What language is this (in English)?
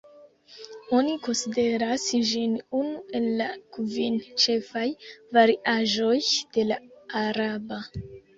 Esperanto